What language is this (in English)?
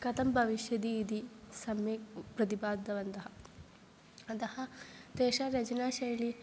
Sanskrit